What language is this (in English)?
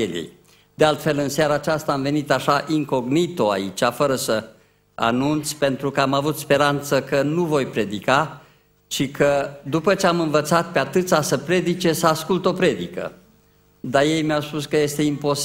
Romanian